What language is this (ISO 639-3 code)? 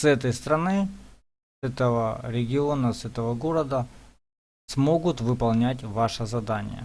rus